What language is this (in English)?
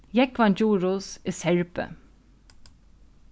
Faroese